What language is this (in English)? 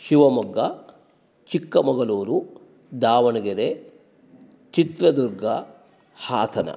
Sanskrit